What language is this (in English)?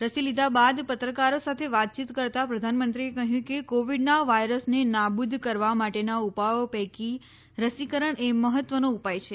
Gujarati